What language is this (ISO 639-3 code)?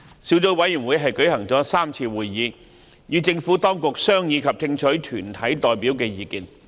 yue